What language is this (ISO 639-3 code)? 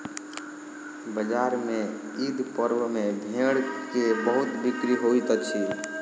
mai